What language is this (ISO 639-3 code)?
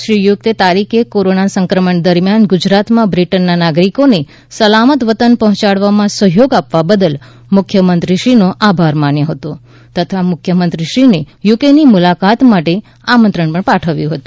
guj